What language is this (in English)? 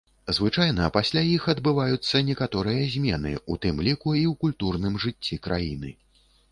Belarusian